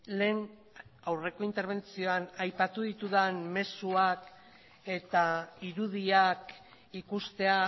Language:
Basque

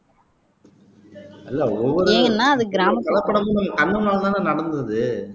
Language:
Tamil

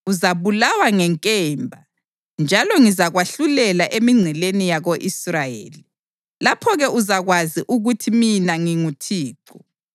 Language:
North Ndebele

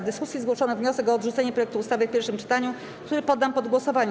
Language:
Polish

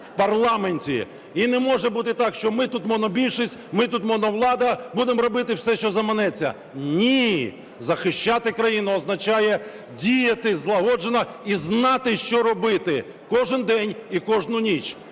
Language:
Ukrainian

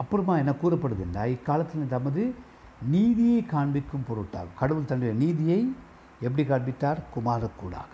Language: Tamil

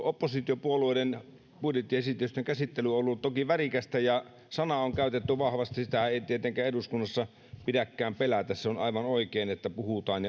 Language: Finnish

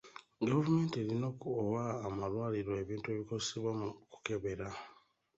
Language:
Ganda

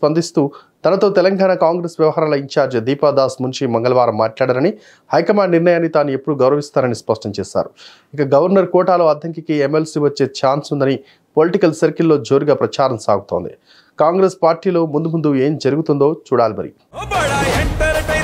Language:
Telugu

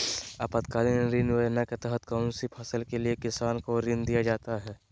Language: Magahi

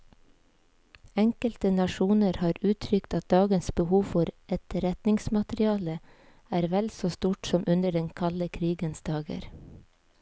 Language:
Norwegian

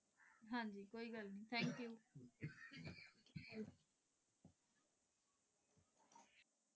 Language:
Punjabi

